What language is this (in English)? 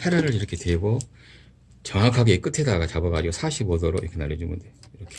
Korean